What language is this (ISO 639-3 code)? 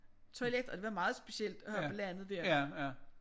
dan